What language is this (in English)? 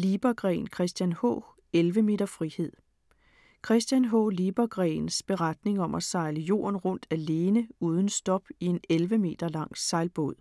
Danish